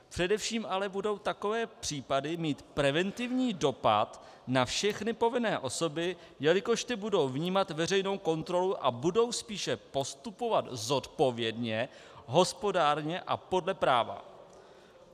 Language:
Czech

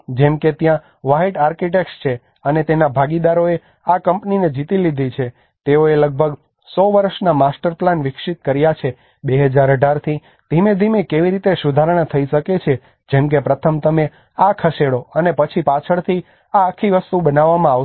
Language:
Gujarati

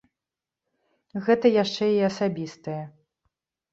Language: Belarusian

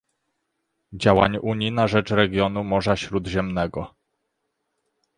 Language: Polish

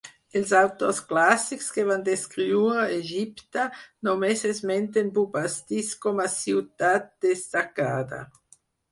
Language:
Catalan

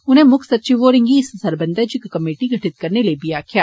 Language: Dogri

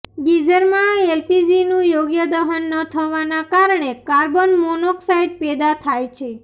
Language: Gujarati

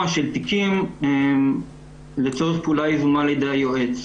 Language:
Hebrew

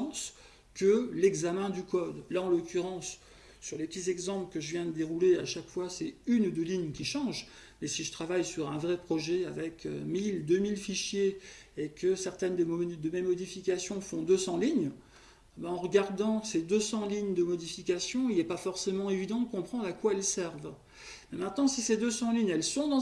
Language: French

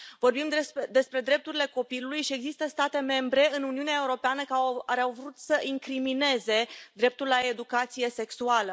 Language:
Romanian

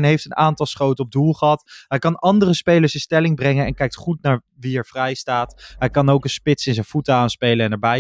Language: Dutch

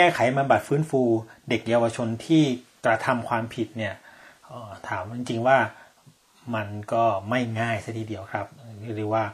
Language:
Thai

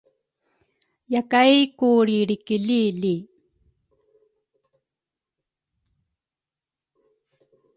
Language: Rukai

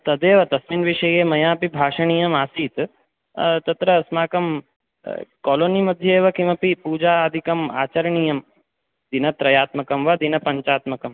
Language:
Sanskrit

